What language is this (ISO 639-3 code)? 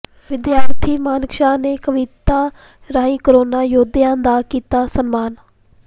pan